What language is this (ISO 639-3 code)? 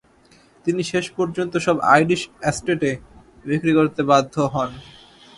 ben